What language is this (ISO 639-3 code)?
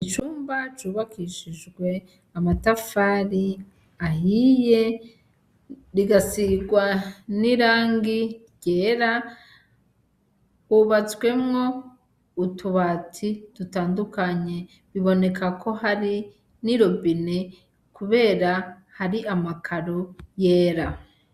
run